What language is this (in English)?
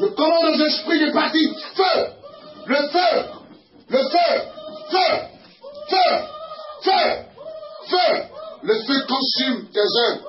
French